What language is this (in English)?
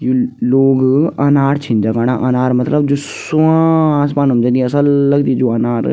Garhwali